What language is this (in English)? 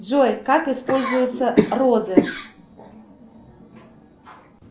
Russian